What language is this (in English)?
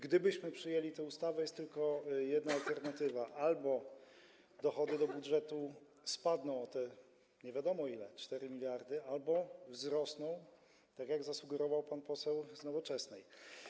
Polish